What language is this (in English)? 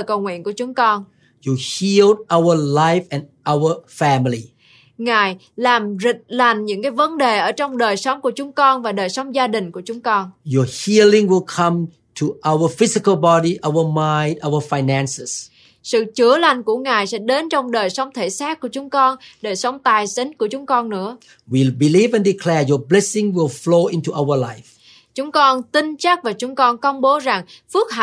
Vietnamese